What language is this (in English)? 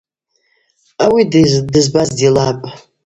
Abaza